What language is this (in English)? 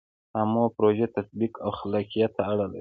Pashto